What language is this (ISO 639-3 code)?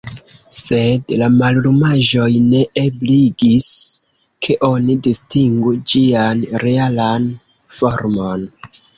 epo